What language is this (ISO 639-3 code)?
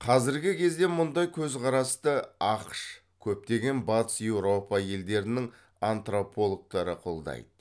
kaz